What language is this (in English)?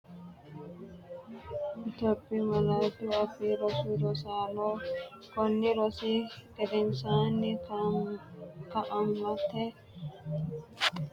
Sidamo